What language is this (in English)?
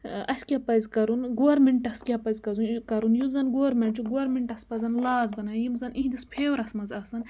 Kashmiri